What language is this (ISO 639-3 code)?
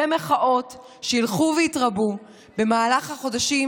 heb